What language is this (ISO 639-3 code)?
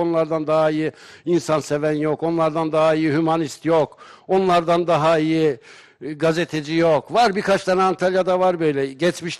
tur